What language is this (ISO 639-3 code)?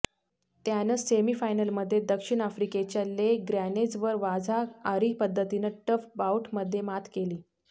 mar